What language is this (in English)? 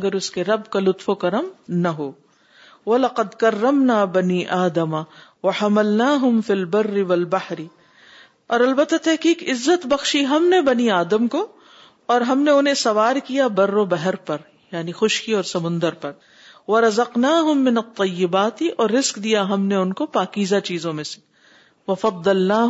Urdu